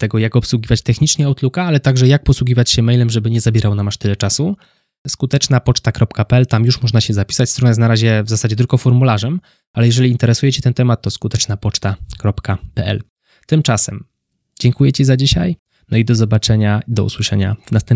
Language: Polish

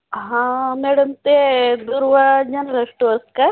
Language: Marathi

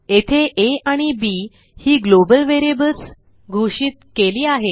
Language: Marathi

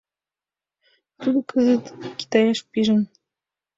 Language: Mari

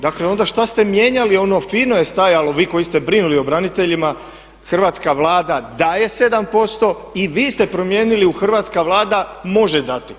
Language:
Croatian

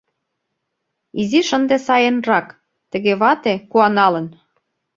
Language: Mari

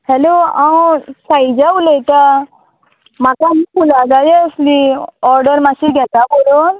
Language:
Konkani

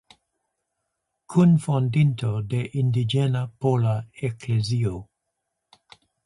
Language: Esperanto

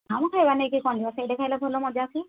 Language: Odia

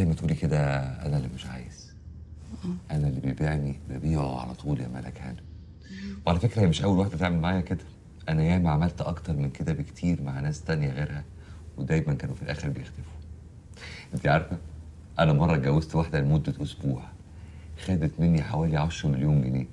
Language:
Arabic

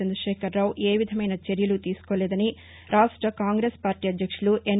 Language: Telugu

